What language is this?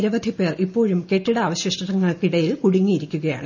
Malayalam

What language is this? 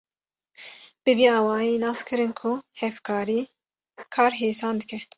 Kurdish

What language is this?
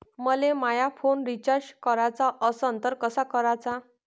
Marathi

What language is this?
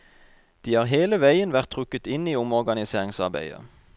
Norwegian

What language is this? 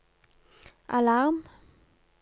Norwegian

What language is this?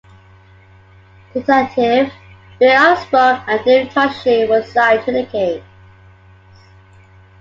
English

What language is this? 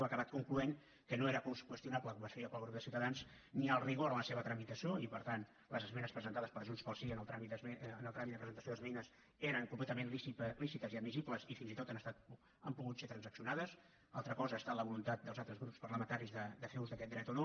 Catalan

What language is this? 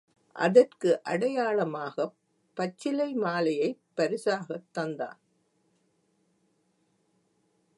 Tamil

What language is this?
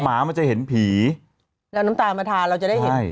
Thai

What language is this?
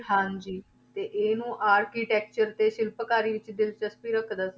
Punjabi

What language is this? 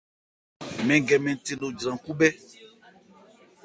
Ebrié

